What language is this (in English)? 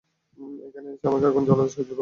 Bangla